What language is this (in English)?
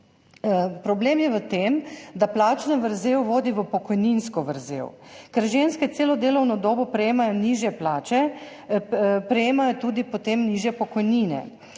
Slovenian